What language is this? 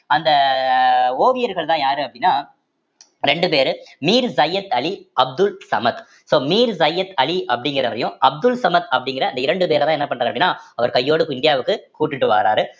Tamil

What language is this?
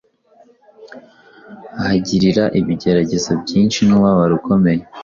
Kinyarwanda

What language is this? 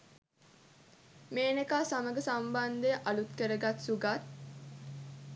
Sinhala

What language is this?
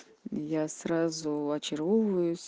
Russian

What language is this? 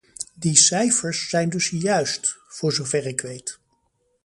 Dutch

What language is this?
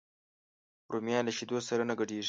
Pashto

